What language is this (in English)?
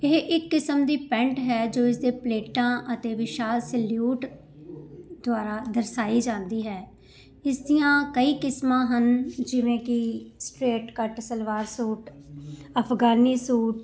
Punjabi